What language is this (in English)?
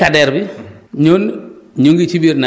Wolof